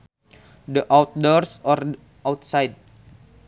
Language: Sundanese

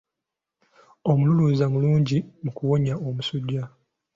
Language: Ganda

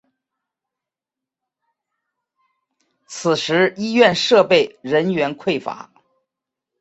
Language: Chinese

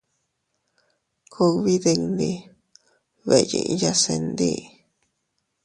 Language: Teutila Cuicatec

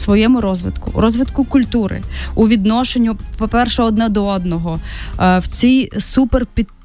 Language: Ukrainian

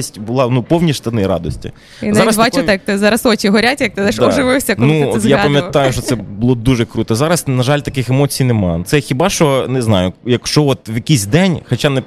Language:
Ukrainian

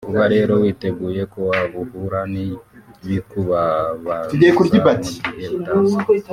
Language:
Kinyarwanda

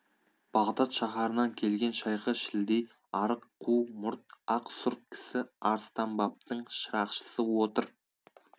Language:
Kazakh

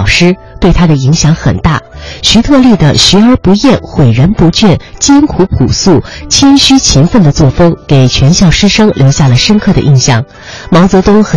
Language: Chinese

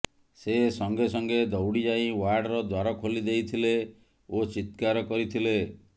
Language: Odia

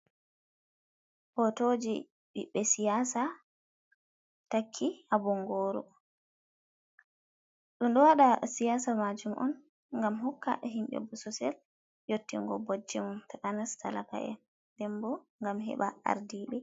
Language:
Fula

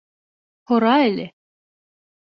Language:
Bashkir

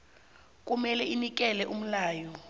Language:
South Ndebele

